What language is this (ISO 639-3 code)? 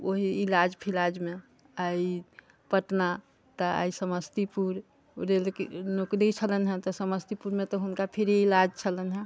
mai